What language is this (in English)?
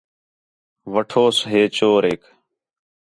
Khetrani